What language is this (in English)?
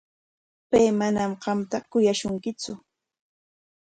Corongo Ancash Quechua